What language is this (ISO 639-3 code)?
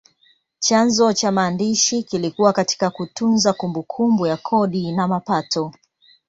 swa